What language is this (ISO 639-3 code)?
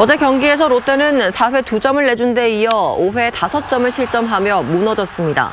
kor